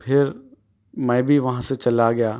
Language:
Urdu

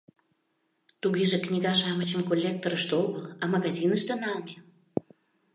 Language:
Mari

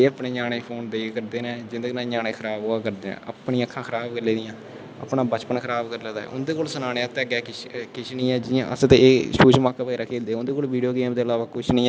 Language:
Dogri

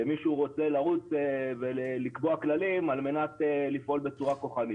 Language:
Hebrew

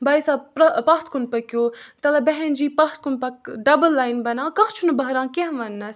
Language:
Kashmiri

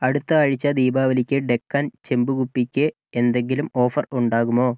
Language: Malayalam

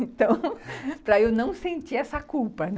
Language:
Portuguese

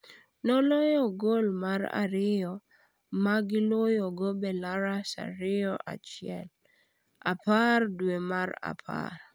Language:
Luo (Kenya and Tanzania)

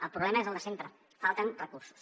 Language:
Catalan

